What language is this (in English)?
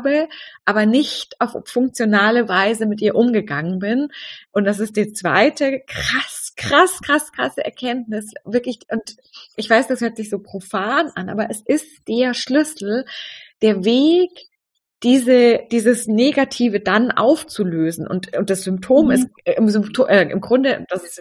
German